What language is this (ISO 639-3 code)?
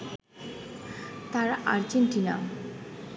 ben